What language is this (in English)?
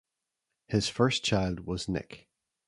English